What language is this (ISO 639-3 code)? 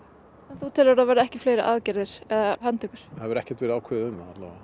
isl